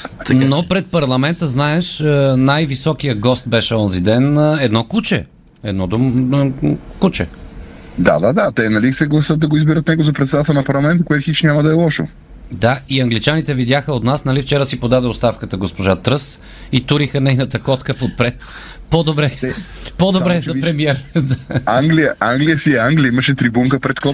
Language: Bulgarian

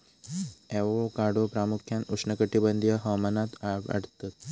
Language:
Marathi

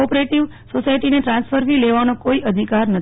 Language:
Gujarati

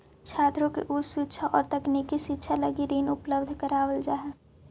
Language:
Magahi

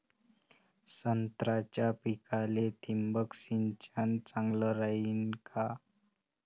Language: Marathi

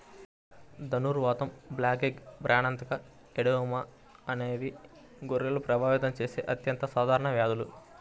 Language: Telugu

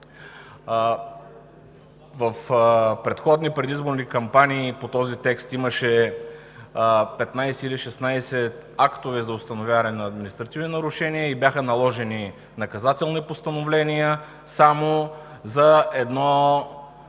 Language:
Bulgarian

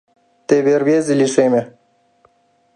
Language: Mari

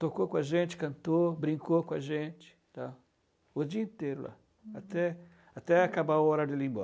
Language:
Portuguese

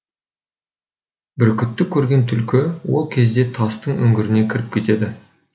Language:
Kazakh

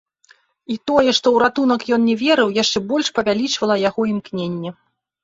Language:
Belarusian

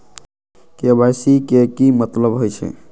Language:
Magahi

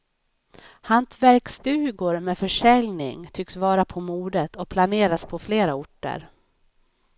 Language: Swedish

